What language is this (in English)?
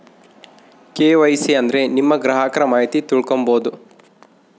Kannada